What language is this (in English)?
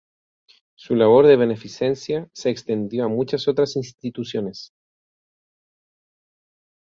Spanish